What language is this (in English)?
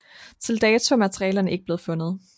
Danish